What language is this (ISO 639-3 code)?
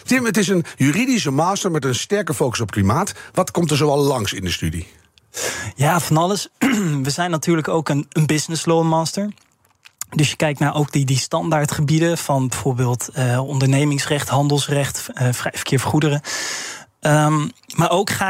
nld